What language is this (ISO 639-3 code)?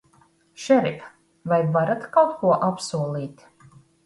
lav